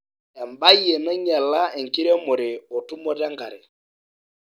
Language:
Masai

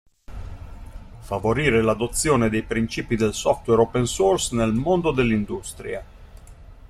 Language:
Italian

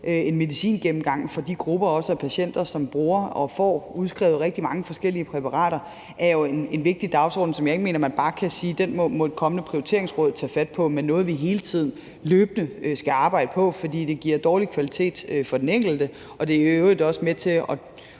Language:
Danish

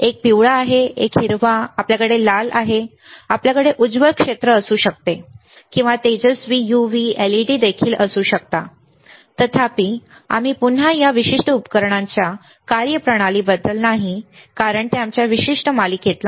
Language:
Marathi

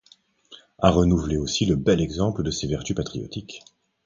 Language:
French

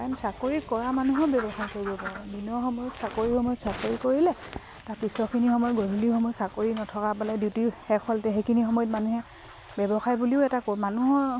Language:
Assamese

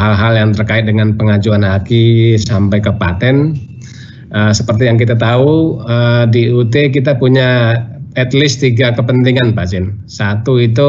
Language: Indonesian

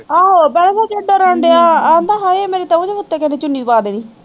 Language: Punjabi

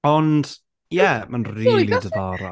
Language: Welsh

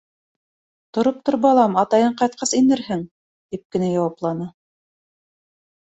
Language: Bashkir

